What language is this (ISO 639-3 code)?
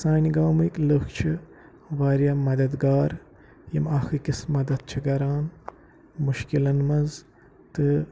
kas